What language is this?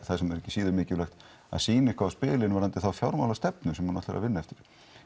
Icelandic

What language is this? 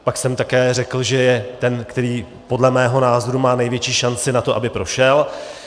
Czech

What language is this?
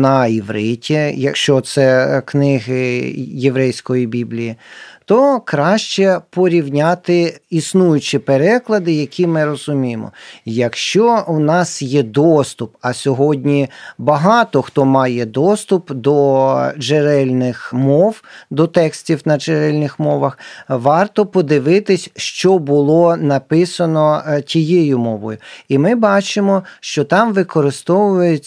Ukrainian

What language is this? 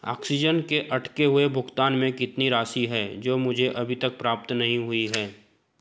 Hindi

